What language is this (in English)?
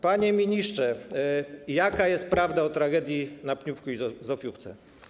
Polish